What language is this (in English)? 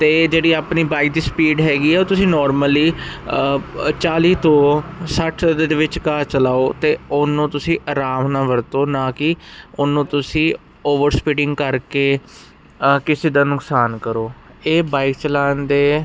Punjabi